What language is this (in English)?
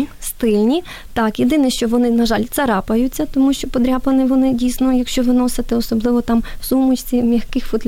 Ukrainian